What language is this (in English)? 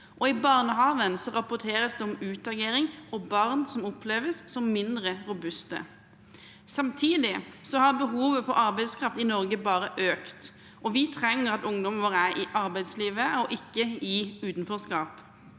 Norwegian